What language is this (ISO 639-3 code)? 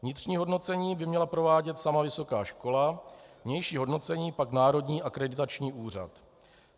ces